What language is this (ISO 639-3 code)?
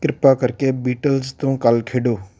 pan